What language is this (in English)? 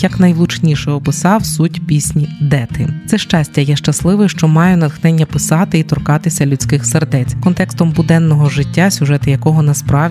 Ukrainian